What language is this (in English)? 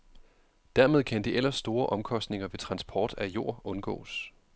Danish